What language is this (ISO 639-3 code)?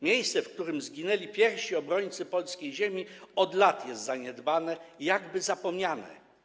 pol